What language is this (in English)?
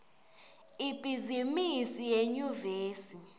Swati